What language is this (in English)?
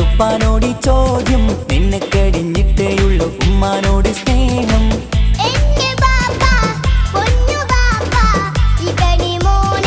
Malayalam